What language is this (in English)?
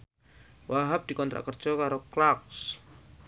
Javanese